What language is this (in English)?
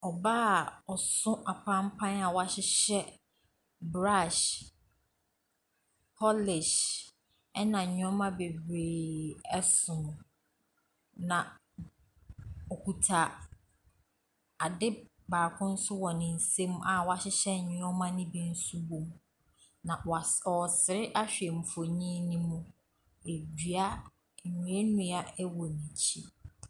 Akan